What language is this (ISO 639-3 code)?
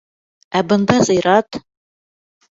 bak